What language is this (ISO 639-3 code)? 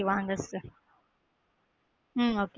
tam